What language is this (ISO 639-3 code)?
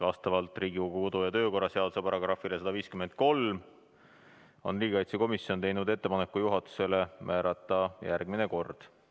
est